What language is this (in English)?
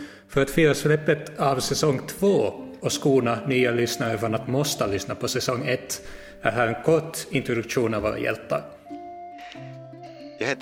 Swedish